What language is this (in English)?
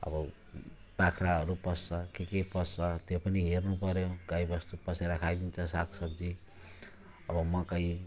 Nepali